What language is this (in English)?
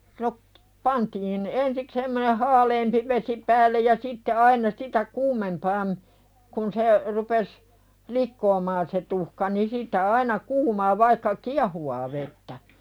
Finnish